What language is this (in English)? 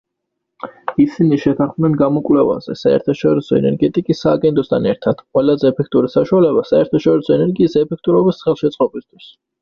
Georgian